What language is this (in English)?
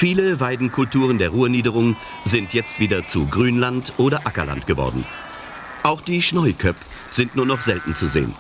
German